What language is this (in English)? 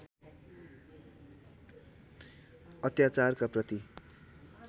Nepali